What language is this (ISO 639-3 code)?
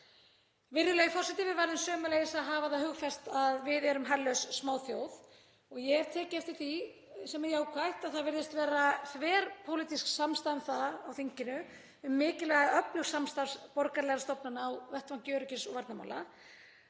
isl